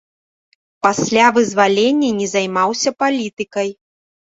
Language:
Belarusian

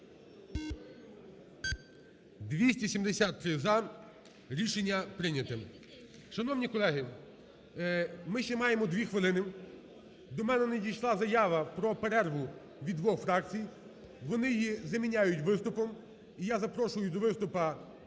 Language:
Ukrainian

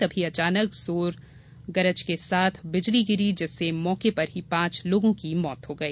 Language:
Hindi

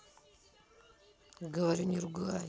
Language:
Russian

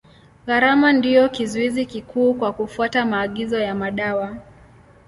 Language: Swahili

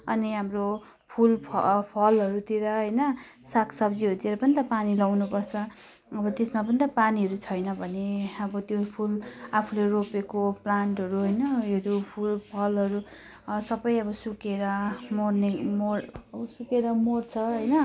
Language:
Nepali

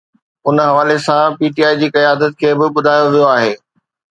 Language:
Sindhi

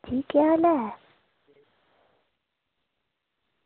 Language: Dogri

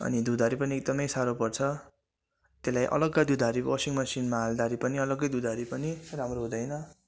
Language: Nepali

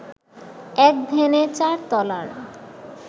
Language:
Bangla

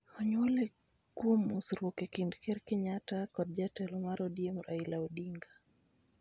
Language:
Luo (Kenya and Tanzania)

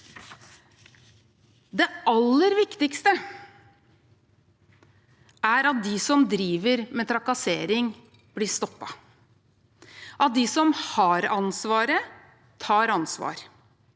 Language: Norwegian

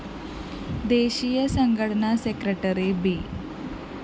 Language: Malayalam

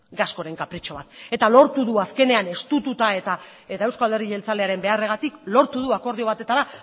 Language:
Basque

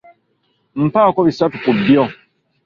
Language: Ganda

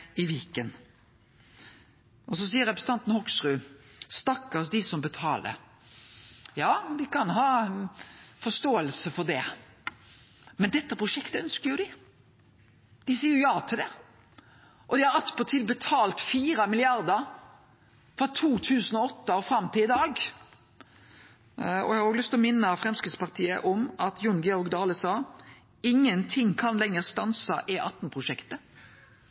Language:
Norwegian Nynorsk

